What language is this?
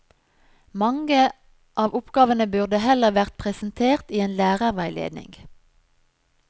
Norwegian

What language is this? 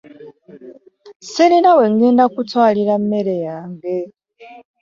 Ganda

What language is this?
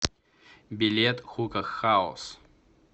Russian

